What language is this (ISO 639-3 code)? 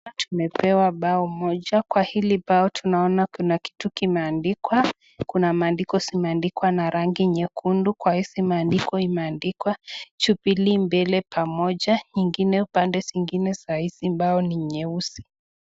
swa